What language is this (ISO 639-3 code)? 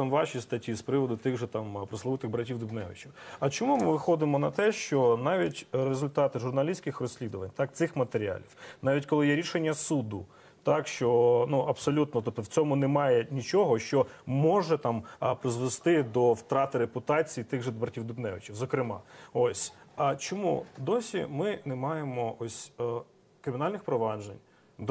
ukr